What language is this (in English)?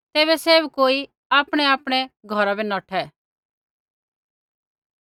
Kullu Pahari